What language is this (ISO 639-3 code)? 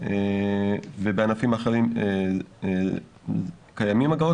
heb